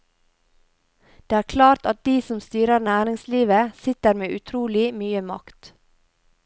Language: Norwegian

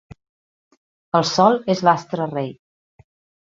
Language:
Catalan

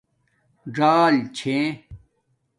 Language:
Domaaki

